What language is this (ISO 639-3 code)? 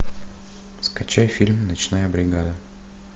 rus